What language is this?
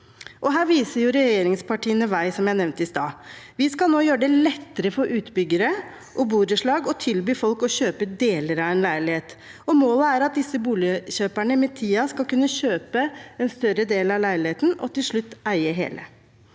Norwegian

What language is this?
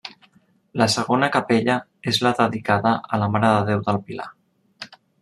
Catalan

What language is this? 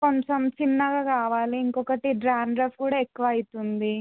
Telugu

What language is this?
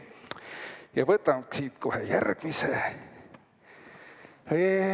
Estonian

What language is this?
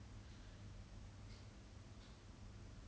English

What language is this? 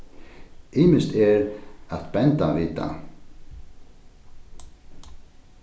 Faroese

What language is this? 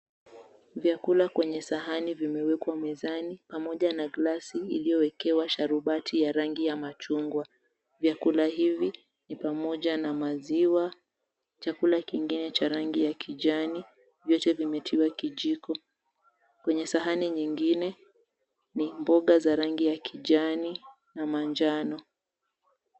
Swahili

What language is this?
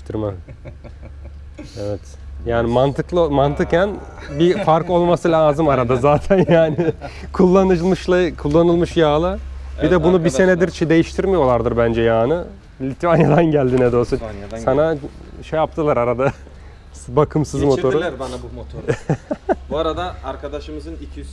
Turkish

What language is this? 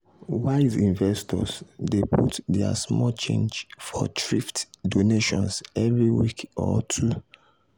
Nigerian Pidgin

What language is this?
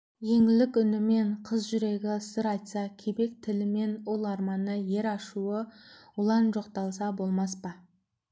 Kazakh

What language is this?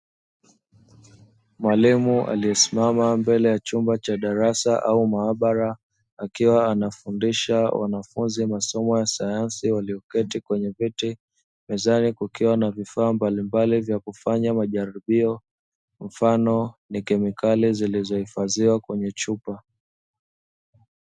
Swahili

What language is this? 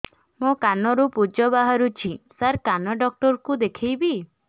Odia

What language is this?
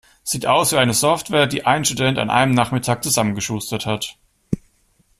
German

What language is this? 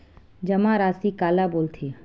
Chhattisgarhi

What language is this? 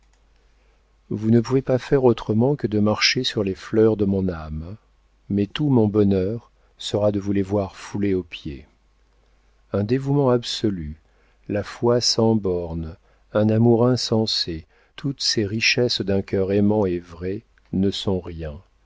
French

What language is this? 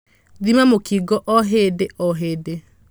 Kikuyu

